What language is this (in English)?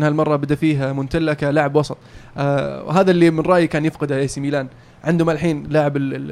Arabic